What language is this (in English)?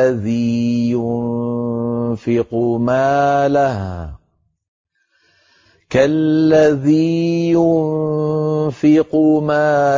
Arabic